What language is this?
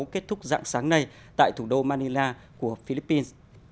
Vietnamese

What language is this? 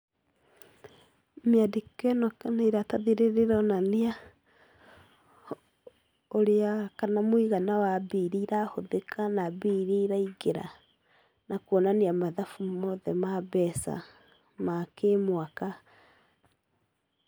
Kikuyu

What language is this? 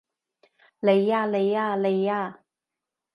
Cantonese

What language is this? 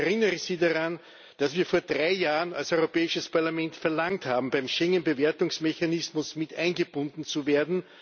German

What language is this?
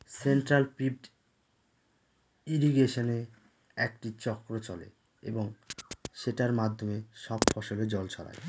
Bangla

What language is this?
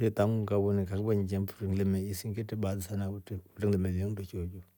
Rombo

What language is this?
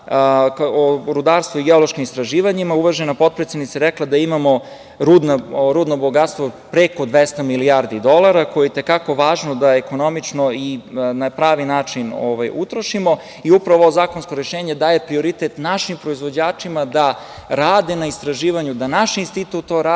Serbian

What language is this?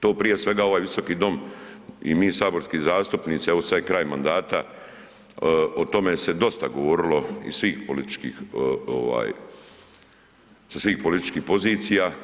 Croatian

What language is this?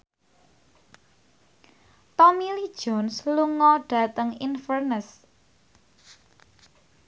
Javanese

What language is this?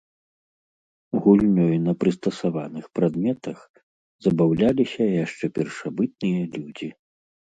Belarusian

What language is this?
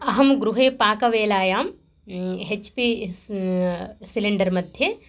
Sanskrit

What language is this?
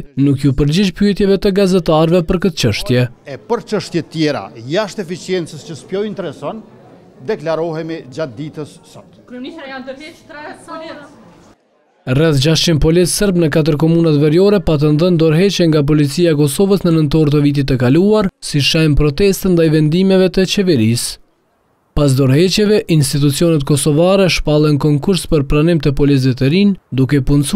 Romanian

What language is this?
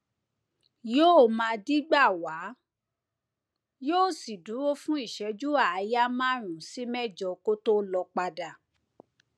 Yoruba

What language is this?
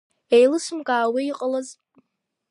Abkhazian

